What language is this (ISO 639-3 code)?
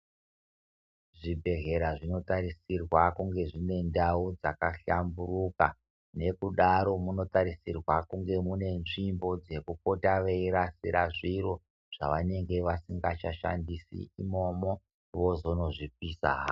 ndc